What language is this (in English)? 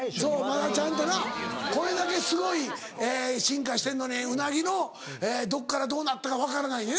Japanese